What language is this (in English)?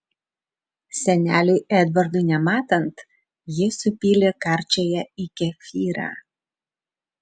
Lithuanian